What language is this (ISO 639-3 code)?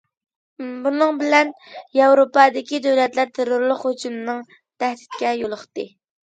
uig